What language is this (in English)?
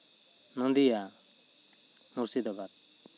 Santali